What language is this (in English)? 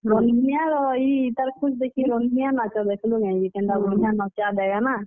Odia